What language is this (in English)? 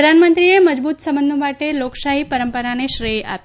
Gujarati